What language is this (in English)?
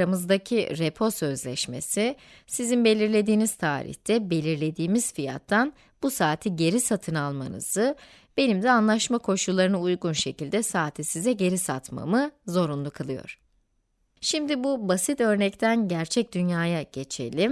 Turkish